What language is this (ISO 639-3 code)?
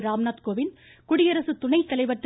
tam